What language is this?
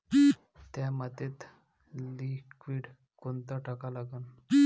Marathi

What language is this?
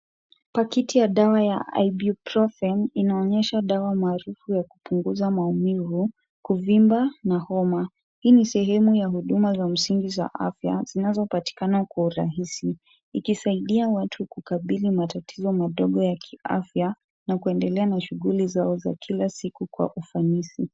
Swahili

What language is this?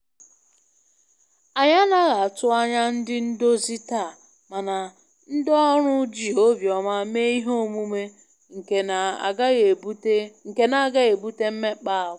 Igbo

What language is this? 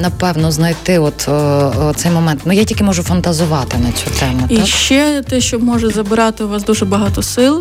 Ukrainian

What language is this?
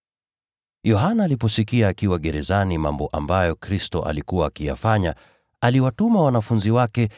Swahili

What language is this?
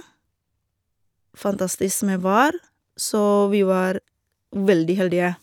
Norwegian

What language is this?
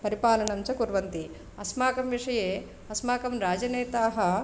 Sanskrit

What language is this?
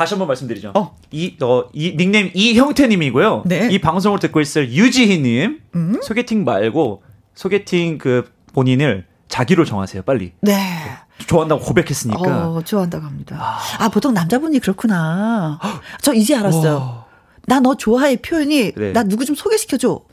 Korean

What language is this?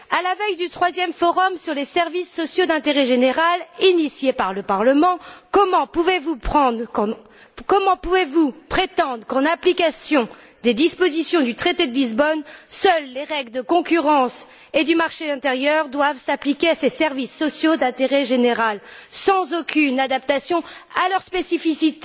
French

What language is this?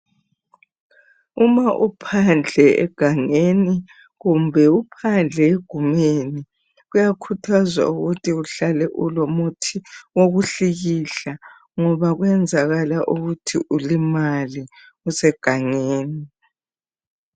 North Ndebele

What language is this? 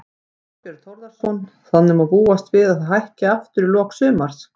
Icelandic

